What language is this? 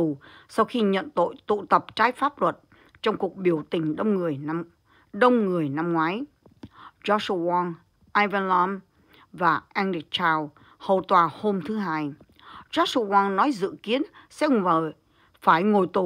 Vietnamese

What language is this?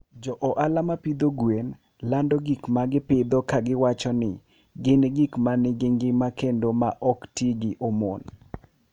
Luo (Kenya and Tanzania)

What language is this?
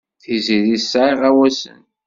Kabyle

